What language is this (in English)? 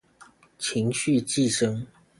Chinese